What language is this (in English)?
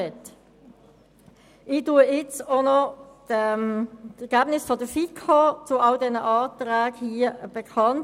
Swiss German